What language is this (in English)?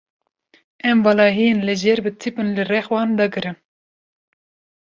Kurdish